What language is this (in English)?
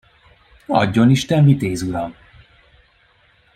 Hungarian